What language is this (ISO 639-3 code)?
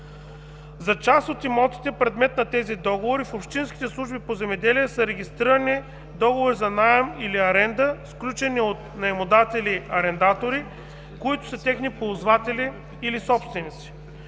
bul